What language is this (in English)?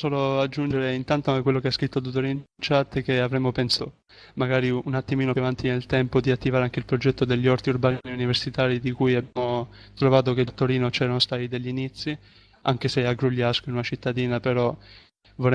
Italian